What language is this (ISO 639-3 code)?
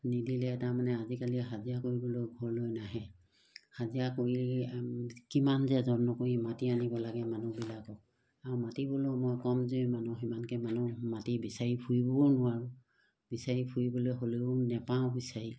asm